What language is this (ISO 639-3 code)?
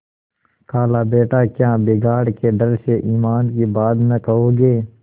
hin